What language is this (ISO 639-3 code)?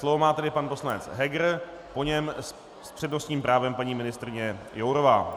ces